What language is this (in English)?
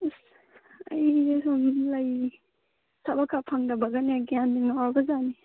Manipuri